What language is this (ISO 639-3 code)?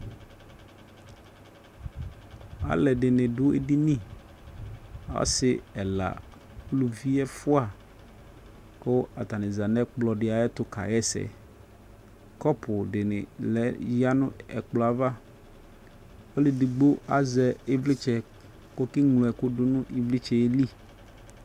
kpo